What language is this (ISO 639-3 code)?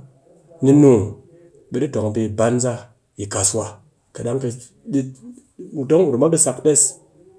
cky